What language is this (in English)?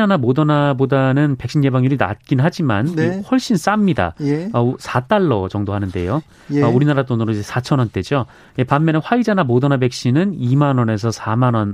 Korean